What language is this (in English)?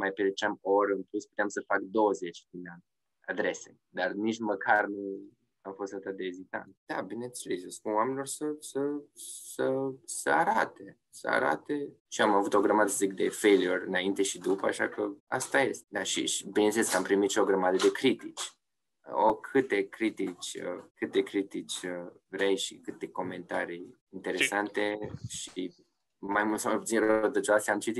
Romanian